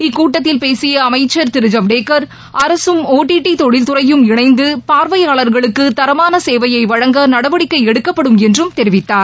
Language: Tamil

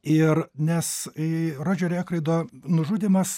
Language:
Lithuanian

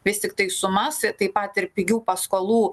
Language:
Lithuanian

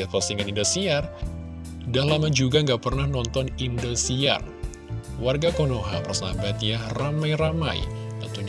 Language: Indonesian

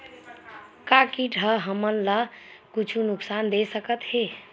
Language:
Chhattisgarhi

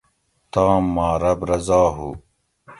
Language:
Gawri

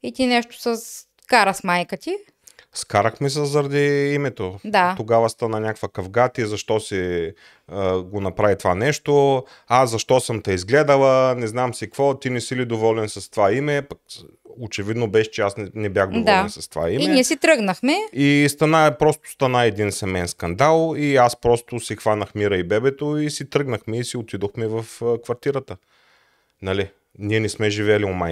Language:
Bulgarian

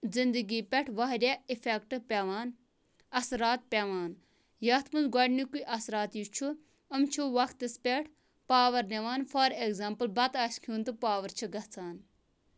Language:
Kashmiri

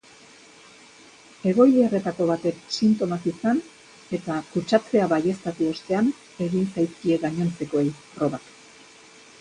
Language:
Basque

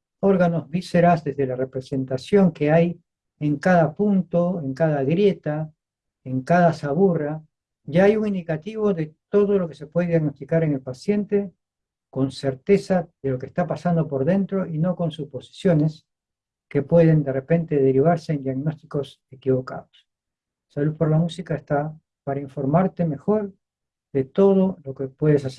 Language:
Spanish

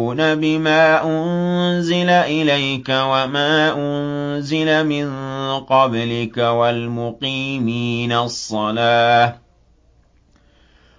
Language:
Arabic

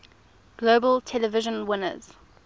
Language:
English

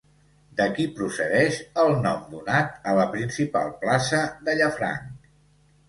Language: Catalan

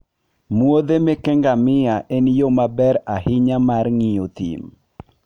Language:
Luo (Kenya and Tanzania)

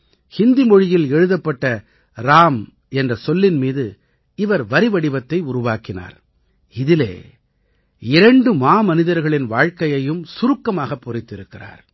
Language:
Tamil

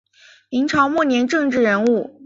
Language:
Chinese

